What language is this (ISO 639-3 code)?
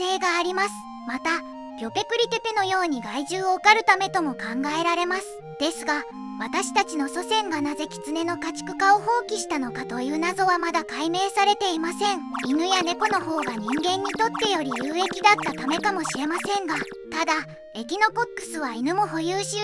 jpn